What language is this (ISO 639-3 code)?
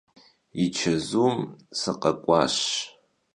kbd